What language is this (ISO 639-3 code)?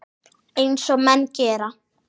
isl